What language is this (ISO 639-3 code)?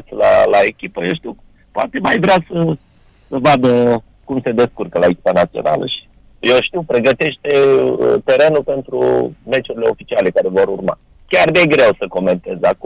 ron